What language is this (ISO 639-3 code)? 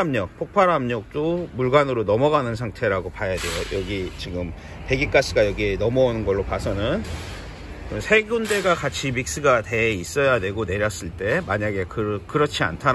kor